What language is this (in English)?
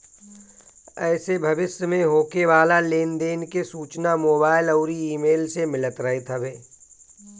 Bhojpuri